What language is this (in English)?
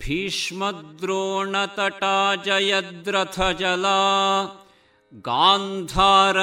Kannada